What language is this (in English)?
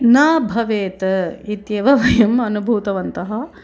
Sanskrit